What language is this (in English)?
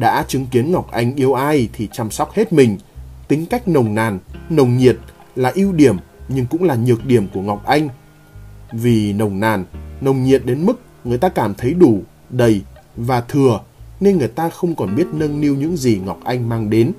Vietnamese